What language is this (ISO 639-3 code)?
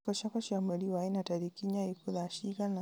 kik